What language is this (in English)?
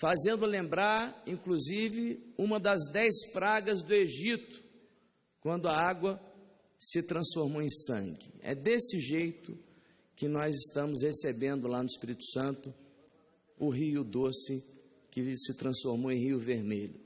Portuguese